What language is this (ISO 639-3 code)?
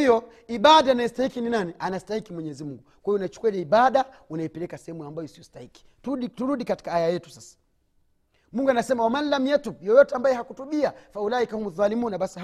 swa